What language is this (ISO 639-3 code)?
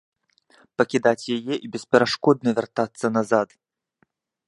bel